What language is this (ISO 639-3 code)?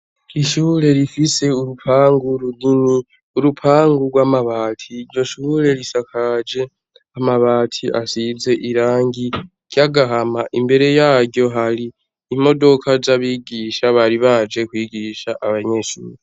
run